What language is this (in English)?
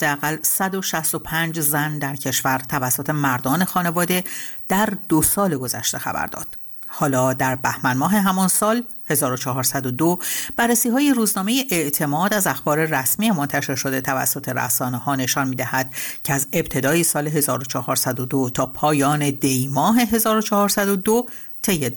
Persian